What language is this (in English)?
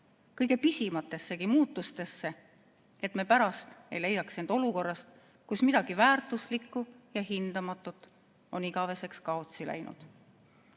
Estonian